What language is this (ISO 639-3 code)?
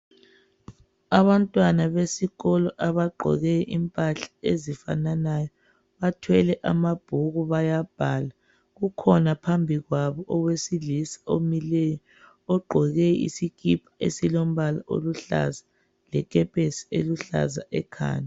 nde